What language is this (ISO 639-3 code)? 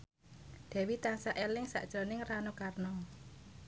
jav